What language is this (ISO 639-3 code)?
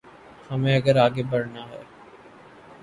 urd